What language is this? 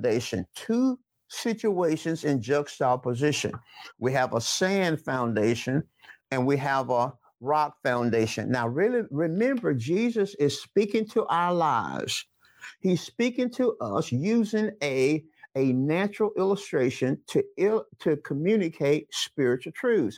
English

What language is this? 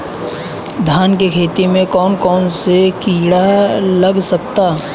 Bhojpuri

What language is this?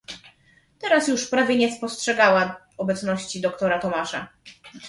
Polish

